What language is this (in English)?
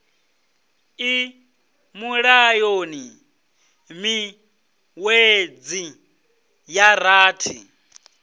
Venda